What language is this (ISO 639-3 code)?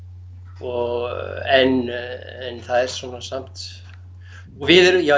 isl